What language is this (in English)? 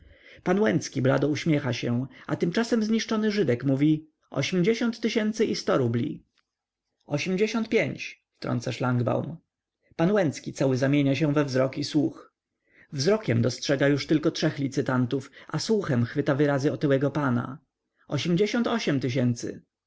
Polish